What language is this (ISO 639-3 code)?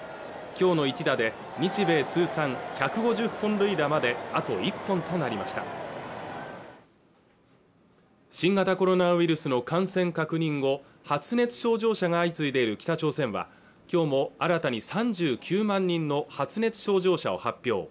jpn